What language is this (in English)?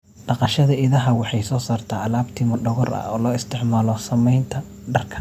Somali